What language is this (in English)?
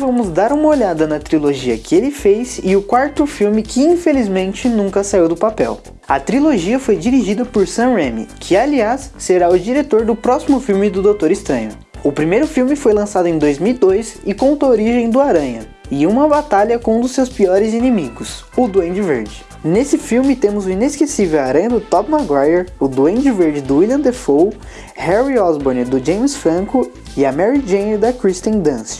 Portuguese